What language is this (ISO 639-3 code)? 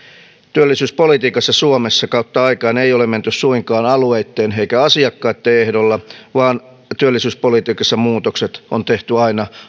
fin